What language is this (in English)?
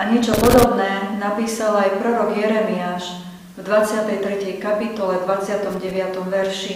Slovak